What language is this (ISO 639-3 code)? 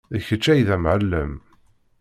kab